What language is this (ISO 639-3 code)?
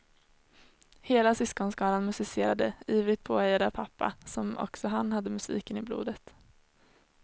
swe